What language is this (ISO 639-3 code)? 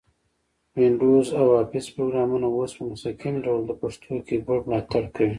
pus